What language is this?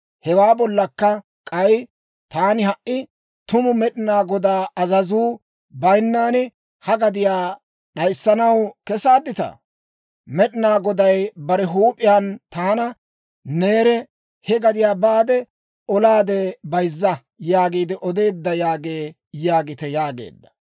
Dawro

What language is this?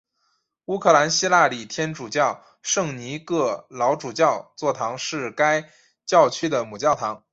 Chinese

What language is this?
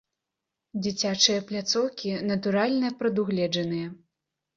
Belarusian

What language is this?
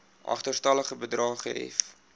Afrikaans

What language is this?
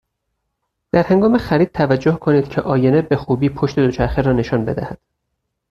Persian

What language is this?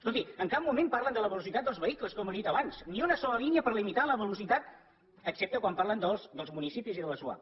Catalan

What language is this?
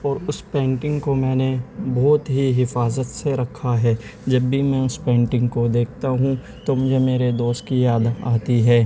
Urdu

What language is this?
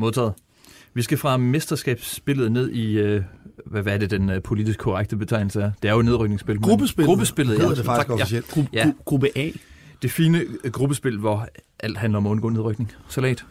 Danish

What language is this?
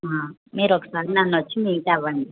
Telugu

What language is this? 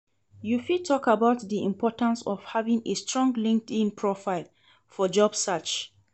Nigerian Pidgin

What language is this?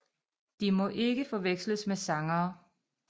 Danish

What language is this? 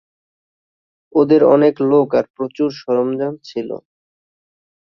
Bangla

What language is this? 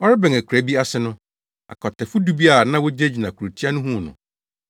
Akan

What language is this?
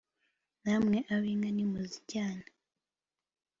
Kinyarwanda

